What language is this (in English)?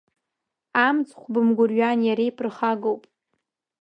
Abkhazian